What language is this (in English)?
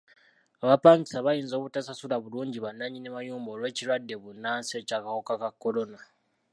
Ganda